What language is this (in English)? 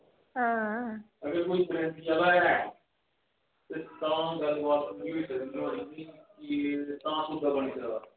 Dogri